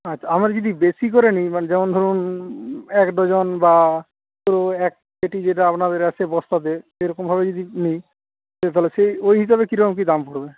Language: Bangla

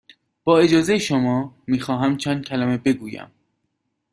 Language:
Persian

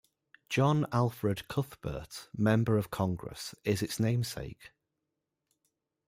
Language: English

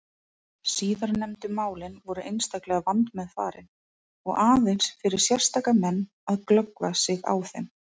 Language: Icelandic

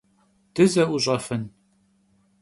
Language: Kabardian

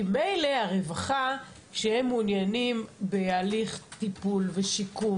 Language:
Hebrew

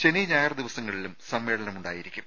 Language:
Malayalam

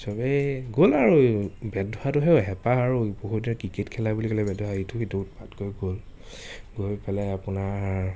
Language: Assamese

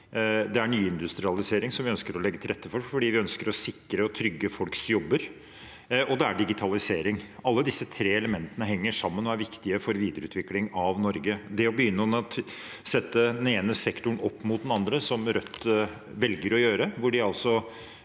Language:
Norwegian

